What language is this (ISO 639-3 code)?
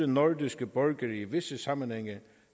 dan